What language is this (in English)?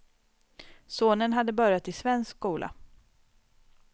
Swedish